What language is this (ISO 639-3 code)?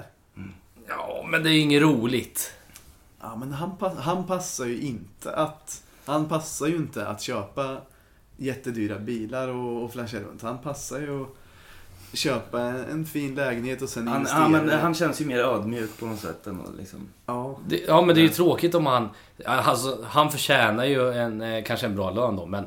swe